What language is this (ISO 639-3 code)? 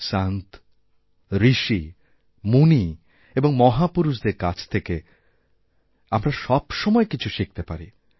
ben